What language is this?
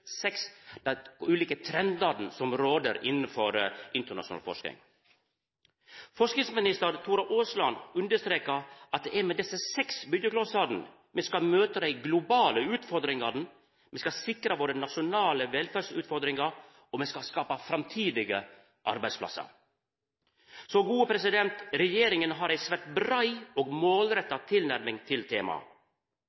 Norwegian Nynorsk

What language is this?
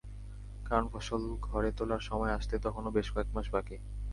Bangla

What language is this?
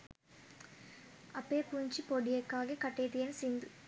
Sinhala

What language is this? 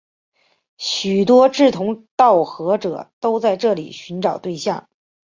Chinese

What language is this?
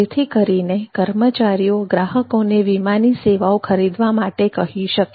Gujarati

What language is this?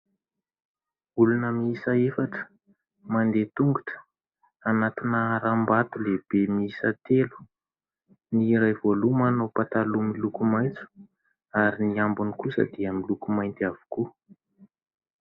Malagasy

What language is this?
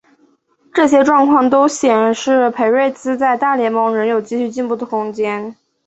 Chinese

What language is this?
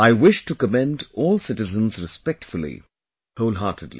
English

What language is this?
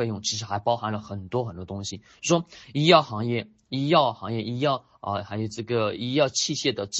Chinese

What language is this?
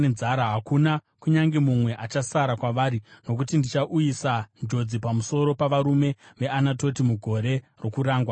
Shona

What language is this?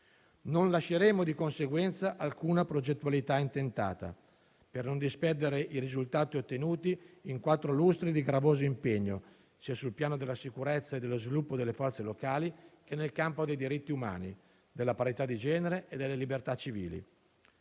Italian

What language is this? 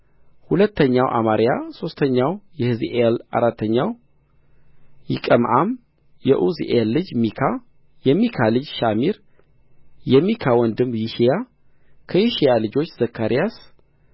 Amharic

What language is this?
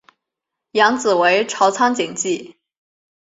Chinese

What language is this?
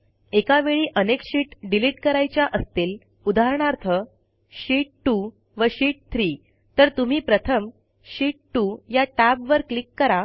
Marathi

